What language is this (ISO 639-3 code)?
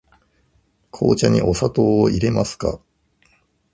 jpn